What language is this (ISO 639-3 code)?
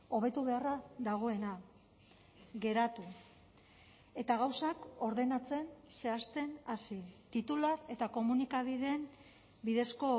eus